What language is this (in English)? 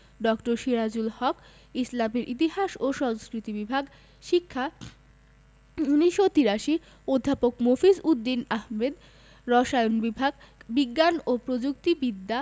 Bangla